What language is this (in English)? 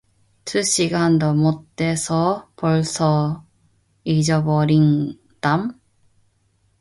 Korean